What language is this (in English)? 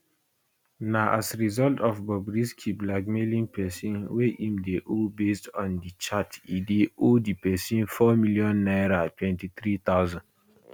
Nigerian Pidgin